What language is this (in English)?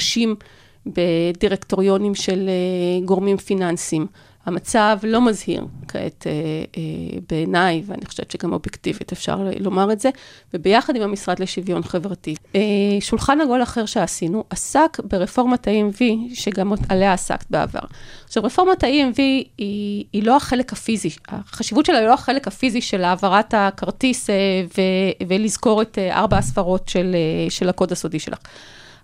Hebrew